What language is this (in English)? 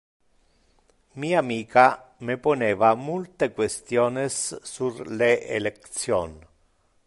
Interlingua